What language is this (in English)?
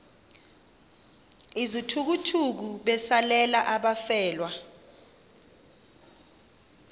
Xhosa